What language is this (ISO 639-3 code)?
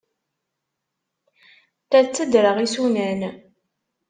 kab